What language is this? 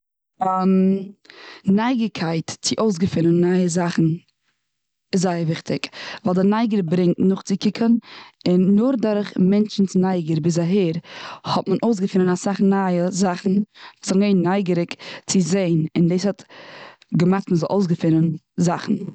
Yiddish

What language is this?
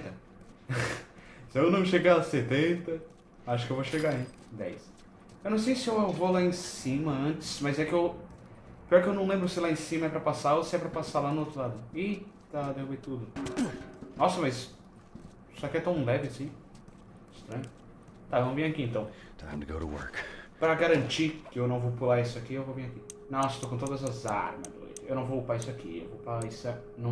Portuguese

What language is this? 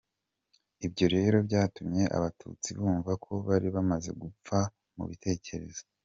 Kinyarwanda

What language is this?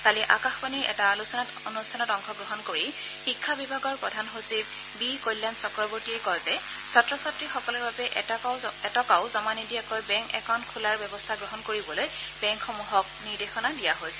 Assamese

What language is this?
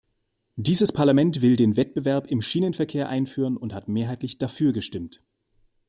German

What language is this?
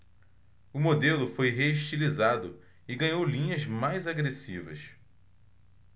Portuguese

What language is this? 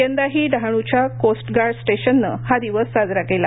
Marathi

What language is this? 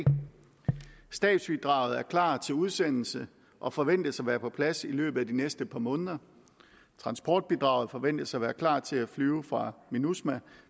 Danish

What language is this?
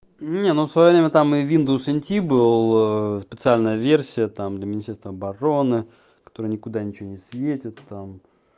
Russian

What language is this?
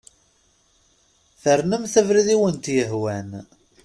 Kabyle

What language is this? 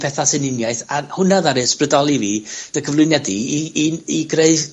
Welsh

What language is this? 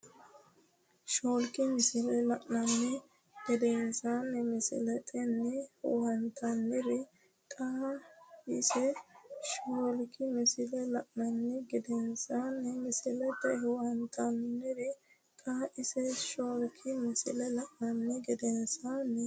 Sidamo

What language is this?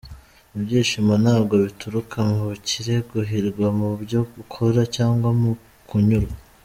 Kinyarwanda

